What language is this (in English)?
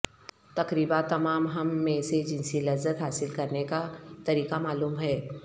Urdu